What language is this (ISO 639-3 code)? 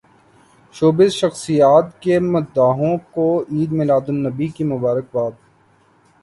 urd